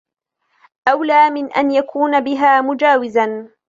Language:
Arabic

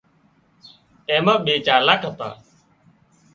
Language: Wadiyara Koli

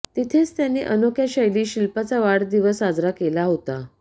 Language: Marathi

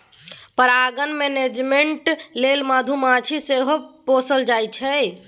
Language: Maithili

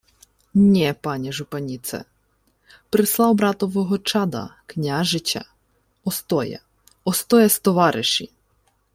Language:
Ukrainian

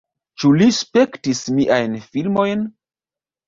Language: Esperanto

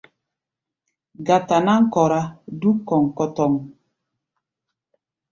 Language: Gbaya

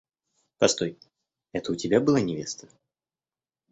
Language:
Russian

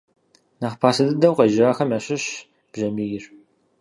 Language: Kabardian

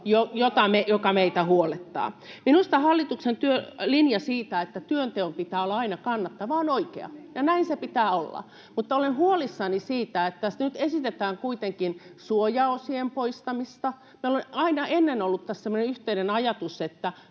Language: Finnish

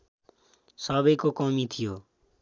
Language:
Nepali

